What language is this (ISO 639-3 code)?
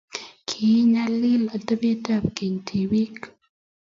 kln